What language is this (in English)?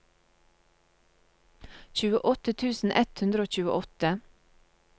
Norwegian